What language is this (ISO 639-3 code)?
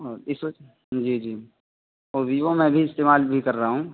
urd